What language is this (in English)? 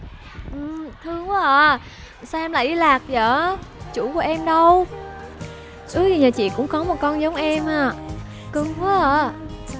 Vietnamese